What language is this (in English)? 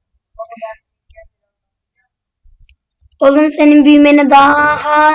Turkish